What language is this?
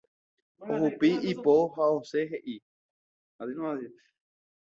Guarani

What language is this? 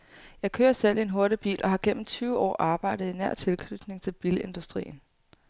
Danish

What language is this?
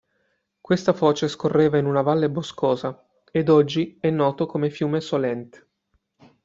Italian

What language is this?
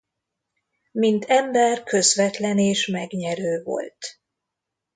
Hungarian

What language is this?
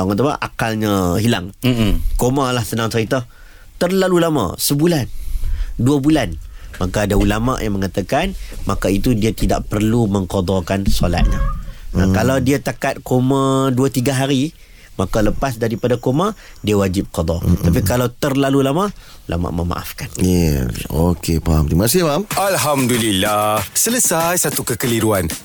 Malay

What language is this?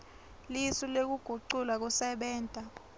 Swati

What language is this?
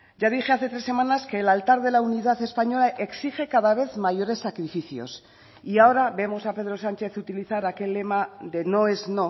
Spanish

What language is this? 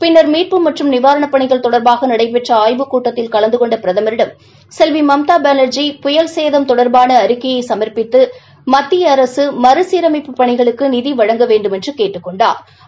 Tamil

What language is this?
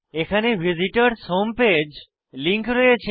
Bangla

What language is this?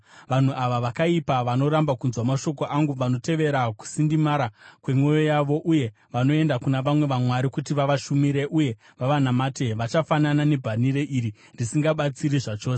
Shona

